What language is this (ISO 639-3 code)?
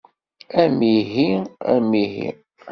kab